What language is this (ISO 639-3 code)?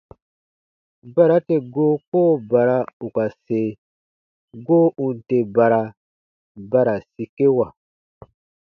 bba